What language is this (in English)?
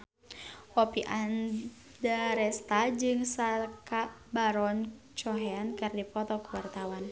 Sundanese